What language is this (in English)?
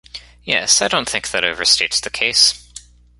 English